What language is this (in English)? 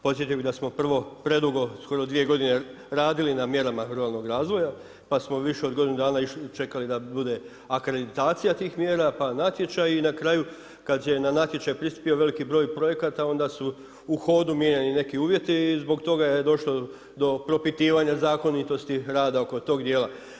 Croatian